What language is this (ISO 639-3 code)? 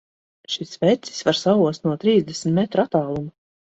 lav